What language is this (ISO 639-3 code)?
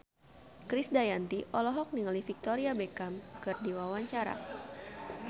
sun